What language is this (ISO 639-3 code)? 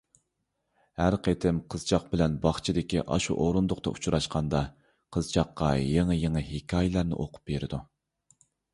uig